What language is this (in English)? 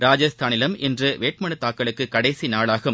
Tamil